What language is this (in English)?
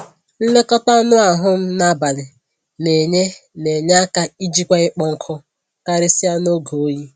Igbo